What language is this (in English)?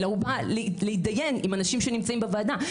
Hebrew